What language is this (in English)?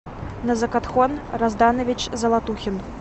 Russian